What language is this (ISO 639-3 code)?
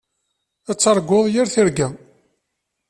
kab